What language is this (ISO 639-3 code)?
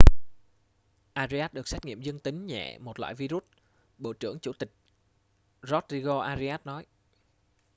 vie